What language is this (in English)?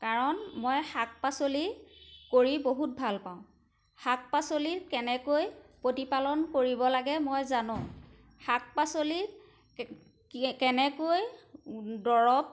Assamese